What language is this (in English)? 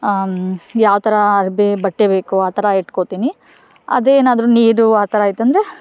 Kannada